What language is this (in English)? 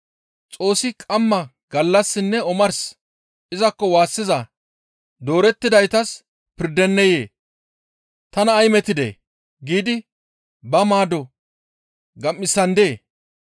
Gamo